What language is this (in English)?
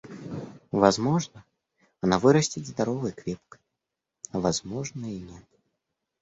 Russian